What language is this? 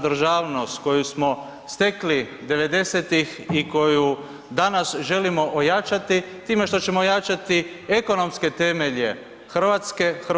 Croatian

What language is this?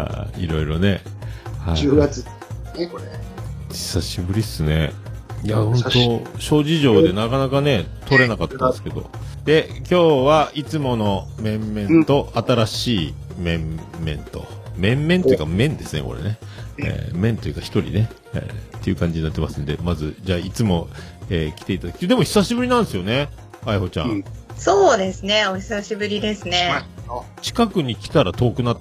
Japanese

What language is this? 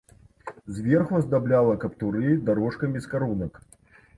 Belarusian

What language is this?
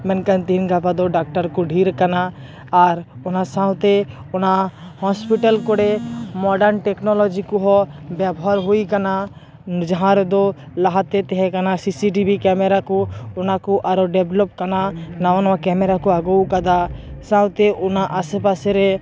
Santali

